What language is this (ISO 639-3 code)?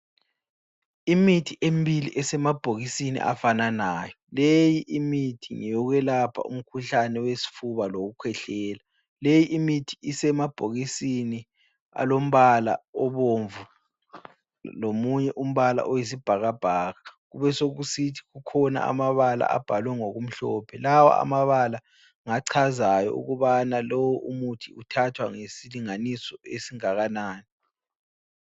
nde